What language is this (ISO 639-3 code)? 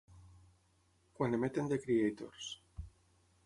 cat